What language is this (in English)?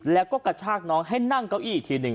Thai